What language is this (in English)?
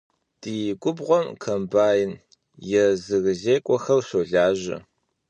Kabardian